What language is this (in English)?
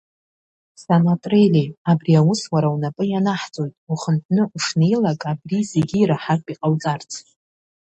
Abkhazian